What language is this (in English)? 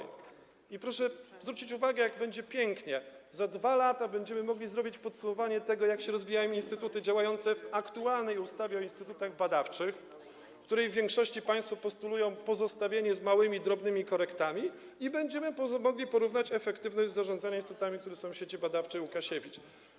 Polish